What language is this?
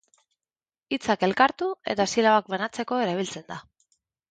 Basque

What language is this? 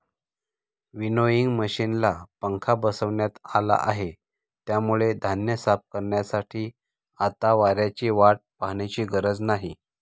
Marathi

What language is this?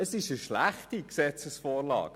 Swiss German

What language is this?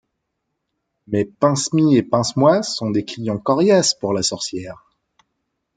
French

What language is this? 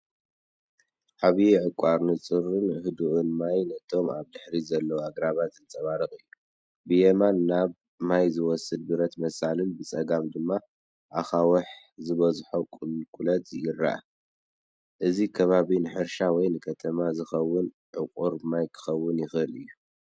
Tigrinya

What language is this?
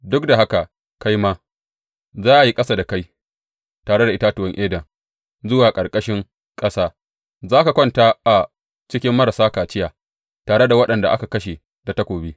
Hausa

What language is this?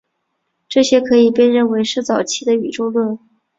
Chinese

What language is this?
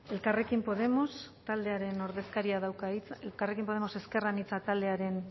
Basque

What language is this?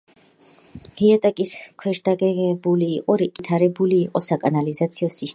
Georgian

